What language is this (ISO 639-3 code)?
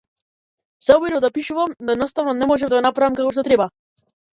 mkd